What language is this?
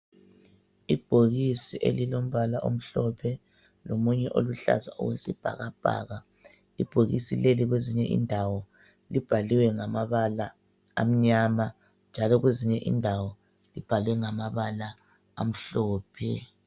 North Ndebele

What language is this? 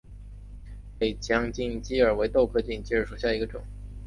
Chinese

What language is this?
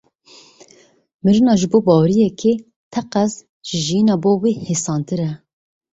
Kurdish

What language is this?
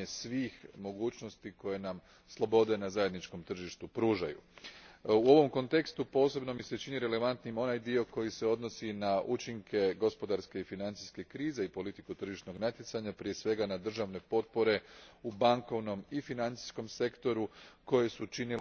Croatian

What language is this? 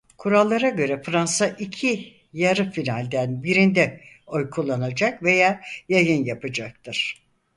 Turkish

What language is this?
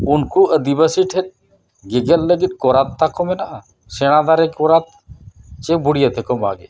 Santali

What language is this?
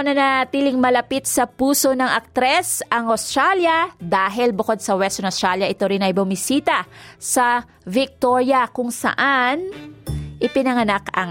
Filipino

